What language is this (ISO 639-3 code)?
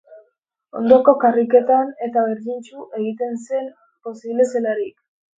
eus